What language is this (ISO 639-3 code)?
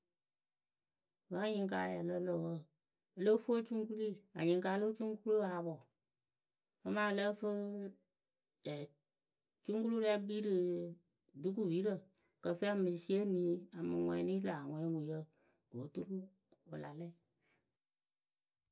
keu